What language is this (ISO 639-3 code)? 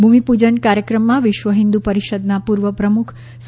guj